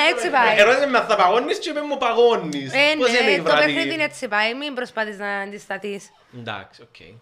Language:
Greek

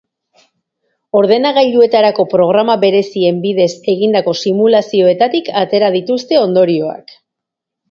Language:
Basque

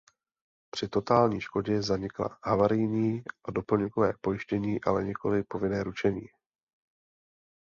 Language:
Czech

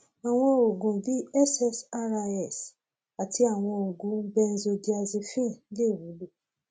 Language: Yoruba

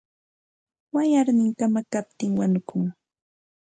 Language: Santa Ana de Tusi Pasco Quechua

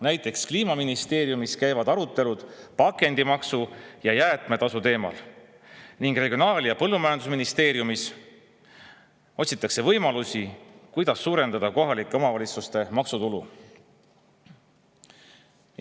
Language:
Estonian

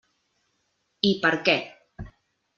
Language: Catalan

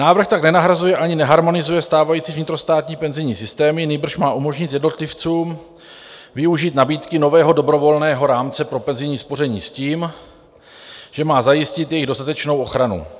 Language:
Czech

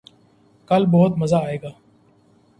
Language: Urdu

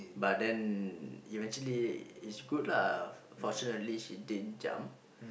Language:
English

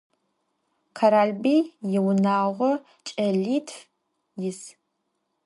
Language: Adyghe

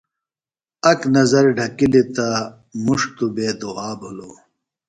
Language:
Phalura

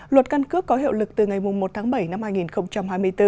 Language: Vietnamese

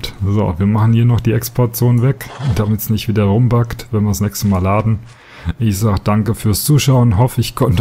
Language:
German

